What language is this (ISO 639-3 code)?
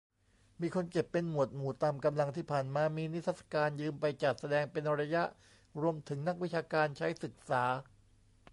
tha